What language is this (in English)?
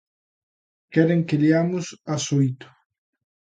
Galician